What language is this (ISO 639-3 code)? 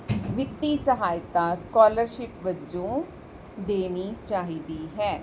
pan